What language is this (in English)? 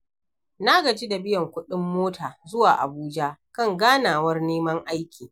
Hausa